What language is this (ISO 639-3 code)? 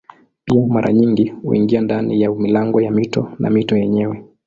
swa